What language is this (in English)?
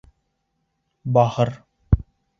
Bashkir